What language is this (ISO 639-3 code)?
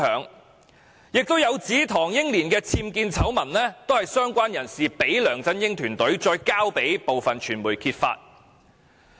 yue